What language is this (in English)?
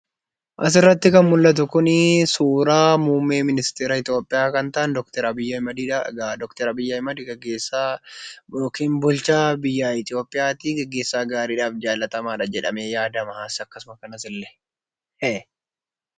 Oromo